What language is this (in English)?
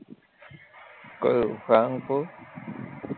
Gujarati